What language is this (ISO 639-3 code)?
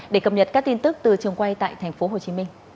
vie